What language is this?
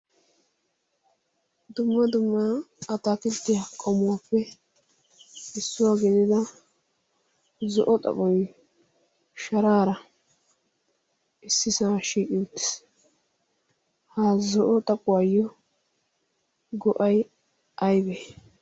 Wolaytta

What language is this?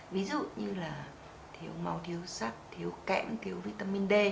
Vietnamese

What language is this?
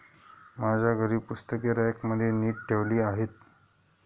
Marathi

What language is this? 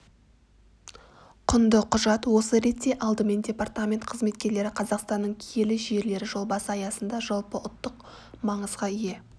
Kazakh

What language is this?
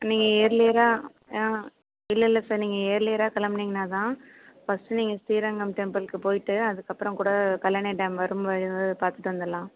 Tamil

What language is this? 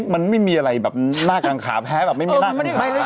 Thai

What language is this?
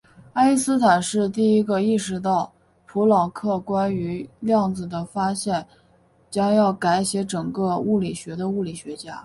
Chinese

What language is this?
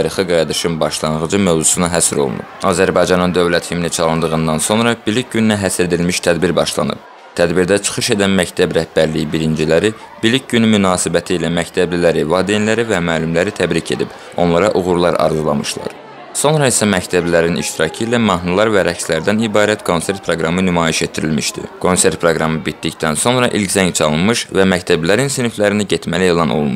Turkish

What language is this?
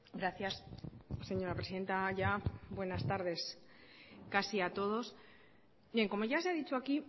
Spanish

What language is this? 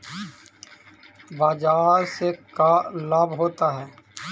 Magahi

